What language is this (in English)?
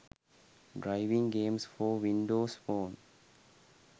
Sinhala